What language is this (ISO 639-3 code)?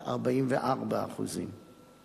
heb